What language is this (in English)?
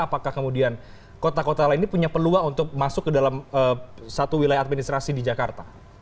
Indonesian